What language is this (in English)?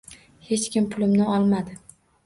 Uzbek